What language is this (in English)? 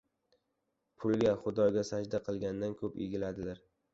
Uzbek